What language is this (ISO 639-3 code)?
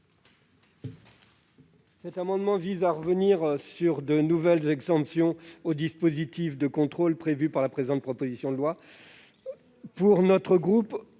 fra